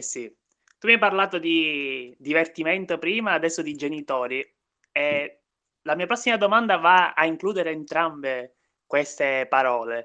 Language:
Italian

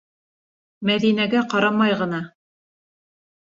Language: Bashkir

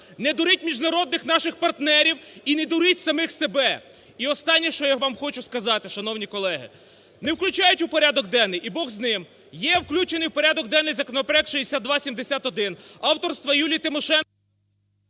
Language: Ukrainian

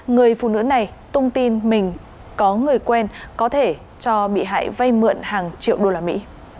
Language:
Vietnamese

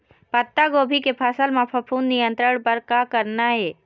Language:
Chhattisgarhi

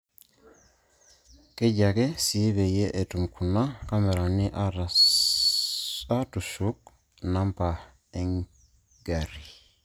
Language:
Masai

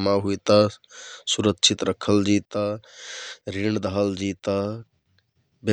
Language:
Kathoriya Tharu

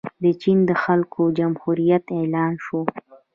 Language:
Pashto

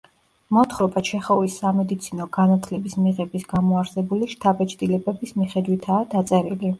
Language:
Georgian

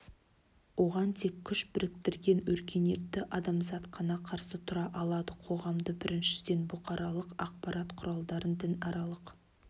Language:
Kazakh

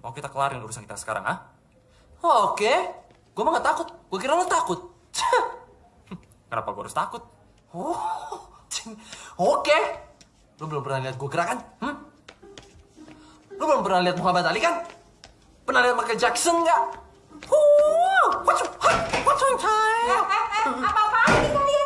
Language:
Indonesian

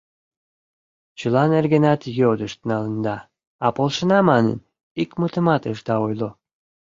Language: Mari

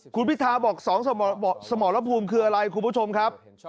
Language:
Thai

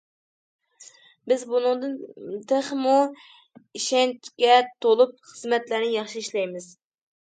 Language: Uyghur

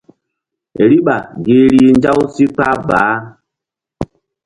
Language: Mbum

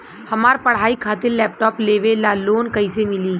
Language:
Bhojpuri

